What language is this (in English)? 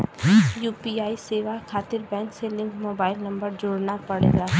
Bhojpuri